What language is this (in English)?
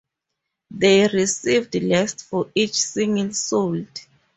English